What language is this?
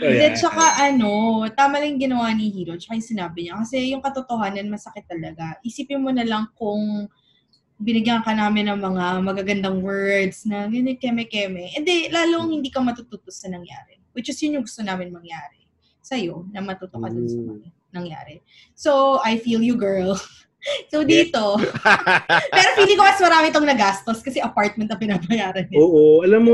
Filipino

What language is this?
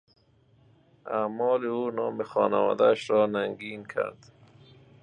Persian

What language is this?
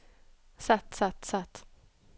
Norwegian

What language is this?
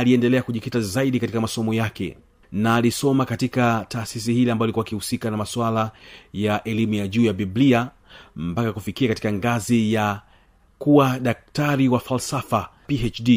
Swahili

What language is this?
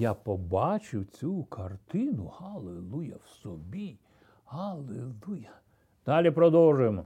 Ukrainian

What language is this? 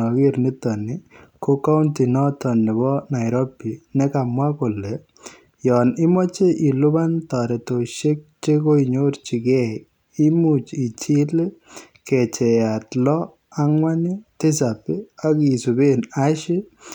Kalenjin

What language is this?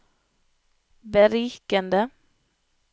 Norwegian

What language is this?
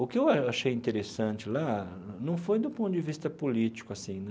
Portuguese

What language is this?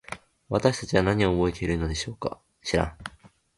Japanese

